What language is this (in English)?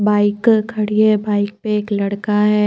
Hindi